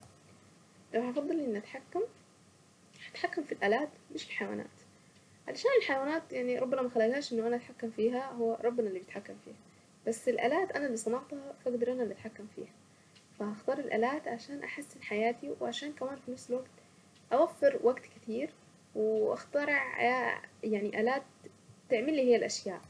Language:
Saidi Arabic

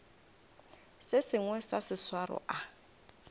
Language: Northern Sotho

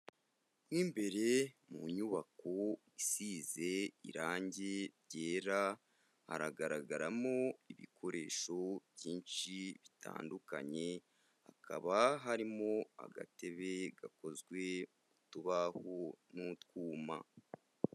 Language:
Kinyarwanda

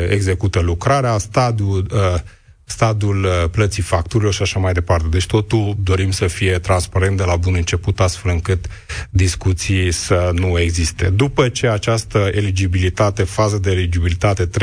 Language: Romanian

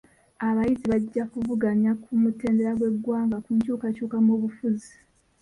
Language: Ganda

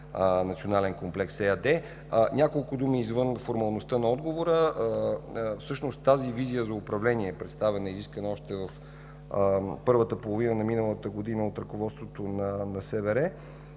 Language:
Bulgarian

